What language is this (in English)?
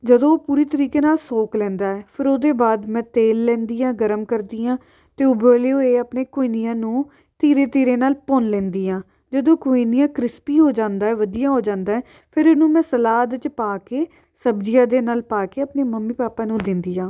Punjabi